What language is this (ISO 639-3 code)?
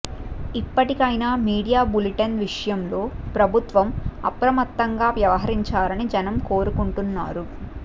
tel